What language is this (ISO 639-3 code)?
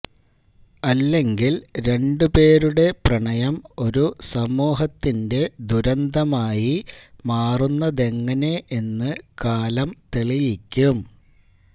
mal